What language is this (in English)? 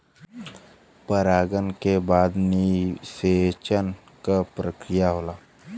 Bhojpuri